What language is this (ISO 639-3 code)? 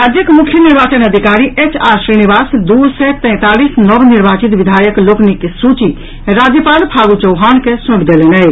mai